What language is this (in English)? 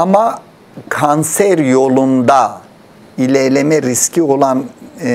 Turkish